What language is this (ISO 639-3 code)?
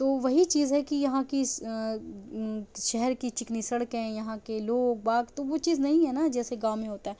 urd